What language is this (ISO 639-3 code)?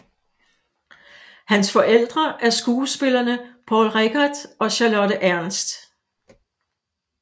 dan